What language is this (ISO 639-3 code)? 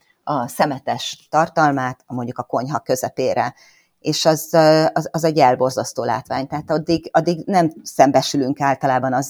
hun